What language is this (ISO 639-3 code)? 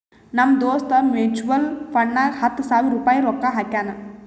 kan